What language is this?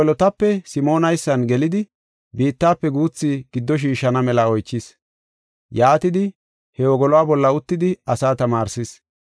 Gofa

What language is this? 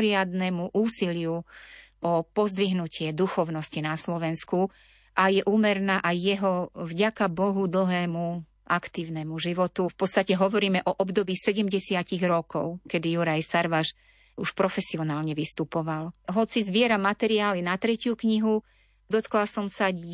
Slovak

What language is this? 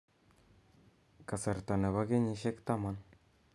Kalenjin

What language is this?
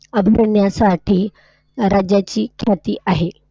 Marathi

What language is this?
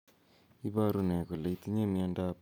Kalenjin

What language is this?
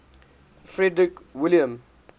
English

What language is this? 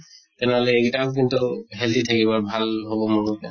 Assamese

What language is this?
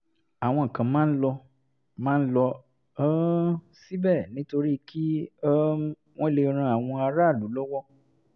Yoruba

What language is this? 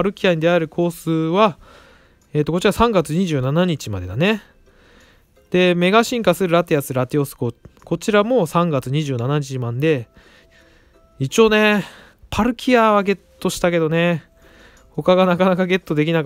Japanese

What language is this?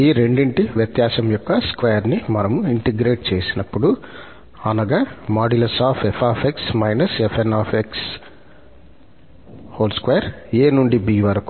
Telugu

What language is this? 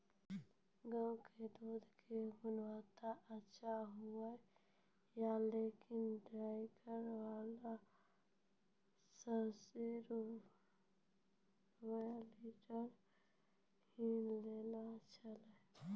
Maithili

